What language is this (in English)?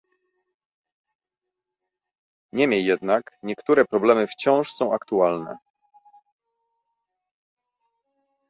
Polish